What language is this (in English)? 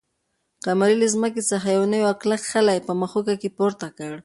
Pashto